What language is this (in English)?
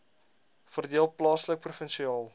Afrikaans